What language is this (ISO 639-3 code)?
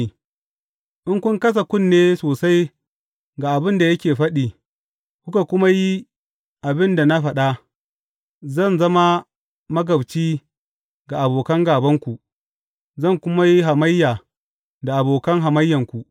hau